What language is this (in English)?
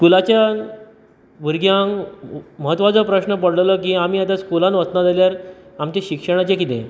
Konkani